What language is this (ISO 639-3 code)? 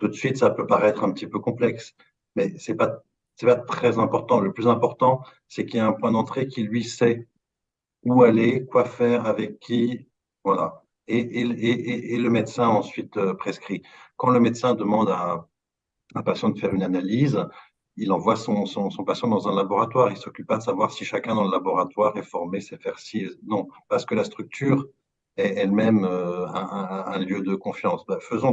fra